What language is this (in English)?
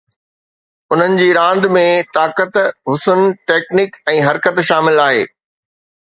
Sindhi